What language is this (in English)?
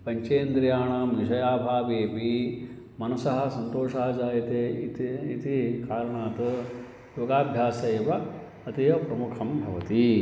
Sanskrit